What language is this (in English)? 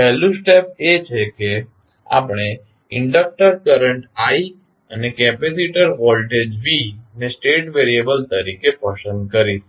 Gujarati